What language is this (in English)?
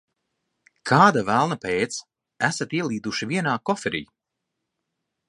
Latvian